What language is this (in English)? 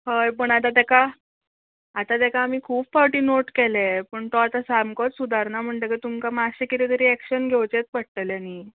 Konkani